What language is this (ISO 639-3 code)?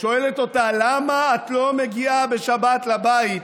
heb